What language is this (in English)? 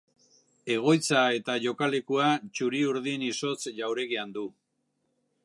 Basque